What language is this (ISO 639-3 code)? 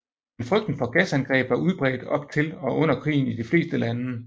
dan